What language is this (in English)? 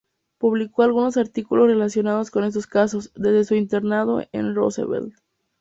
Spanish